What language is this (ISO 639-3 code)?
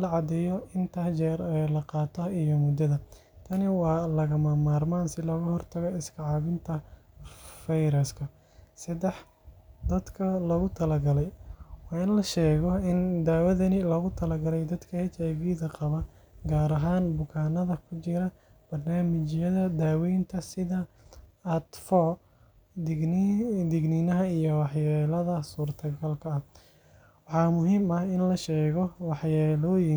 som